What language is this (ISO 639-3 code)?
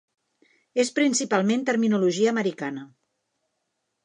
cat